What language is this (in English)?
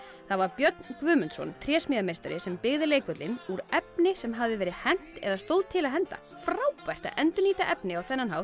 Icelandic